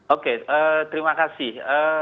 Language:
Indonesian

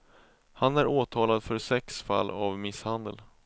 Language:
Swedish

